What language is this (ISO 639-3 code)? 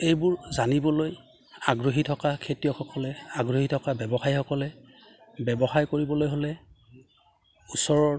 asm